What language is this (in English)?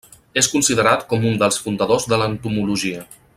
Catalan